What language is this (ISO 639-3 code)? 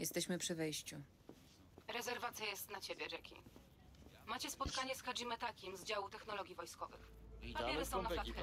pol